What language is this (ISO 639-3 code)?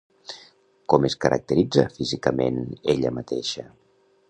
cat